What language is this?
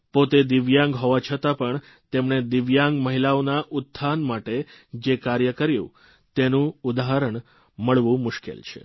Gujarati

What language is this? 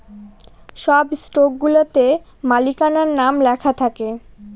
Bangla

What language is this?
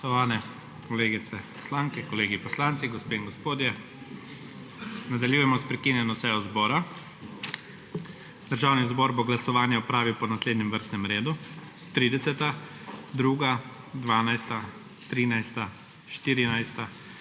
Slovenian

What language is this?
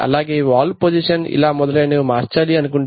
Telugu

